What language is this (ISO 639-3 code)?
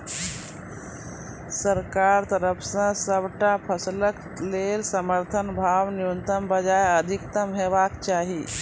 mai